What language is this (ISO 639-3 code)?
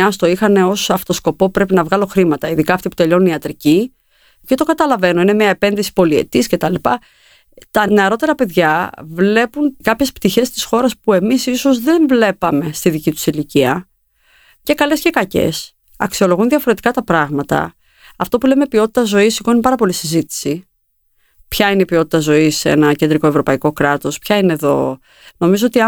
ell